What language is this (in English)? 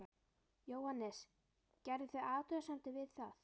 Icelandic